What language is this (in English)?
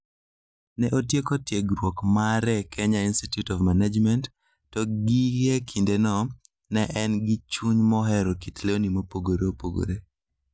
Luo (Kenya and Tanzania)